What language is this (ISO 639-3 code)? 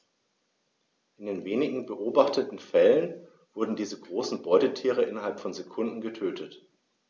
deu